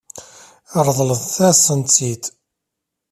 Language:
Kabyle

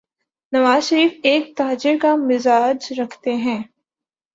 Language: Urdu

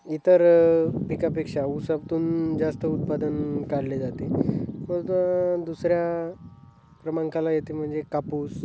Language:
Marathi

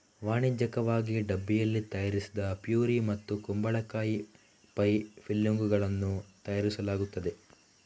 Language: Kannada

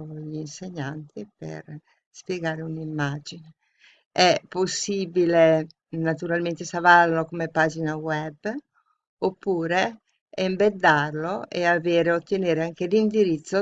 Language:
Italian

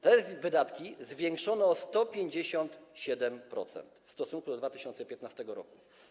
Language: Polish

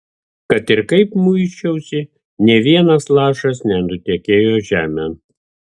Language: Lithuanian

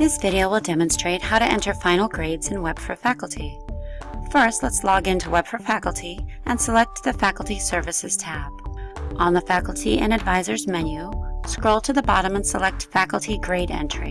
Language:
English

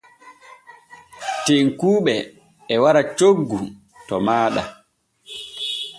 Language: Borgu Fulfulde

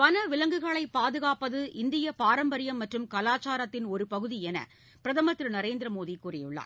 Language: Tamil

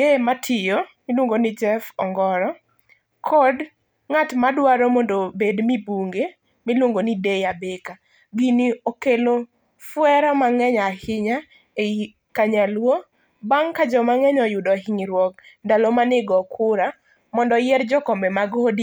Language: Luo (Kenya and Tanzania)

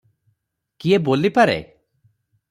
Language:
Odia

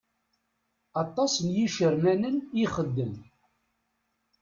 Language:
Kabyle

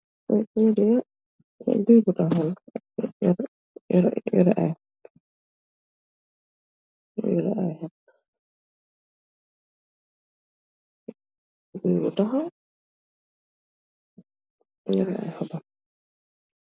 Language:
Wolof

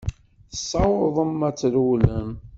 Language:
Kabyle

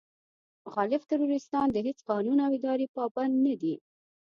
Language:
Pashto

